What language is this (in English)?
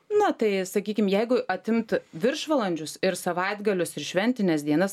Lithuanian